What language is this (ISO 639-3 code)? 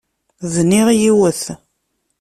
kab